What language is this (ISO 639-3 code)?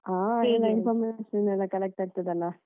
kan